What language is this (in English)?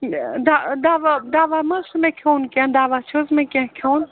Kashmiri